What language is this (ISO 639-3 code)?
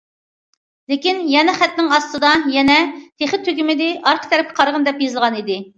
uig